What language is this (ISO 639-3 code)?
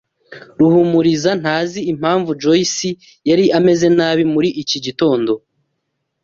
kin